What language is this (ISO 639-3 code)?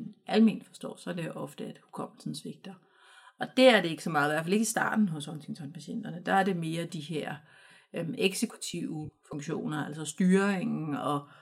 dan